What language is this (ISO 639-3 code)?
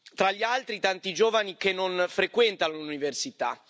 ita